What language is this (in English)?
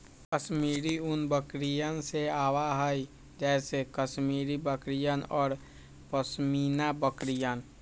Magahi